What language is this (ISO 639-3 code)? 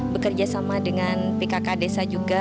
ind